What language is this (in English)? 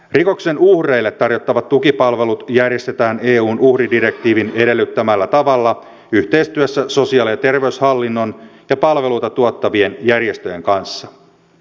Finnish